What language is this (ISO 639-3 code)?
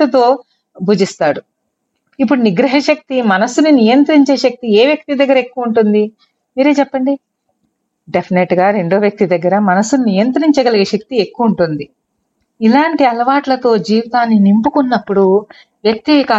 tel